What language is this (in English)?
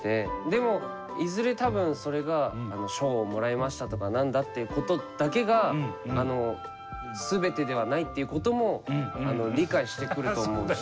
Japanese